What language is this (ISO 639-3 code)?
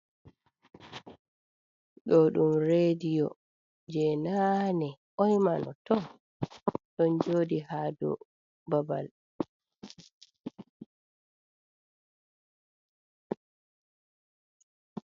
ful